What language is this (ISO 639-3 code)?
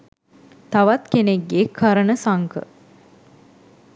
sin